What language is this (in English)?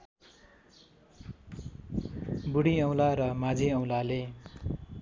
Nepali